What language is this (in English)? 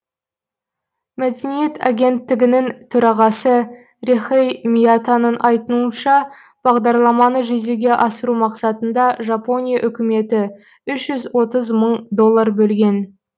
Kazakh